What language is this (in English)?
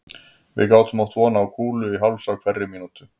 Icelandic